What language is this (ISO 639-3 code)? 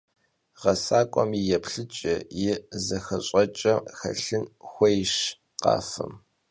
kbd